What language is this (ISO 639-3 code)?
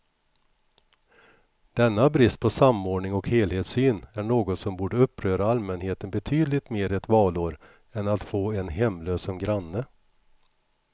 swe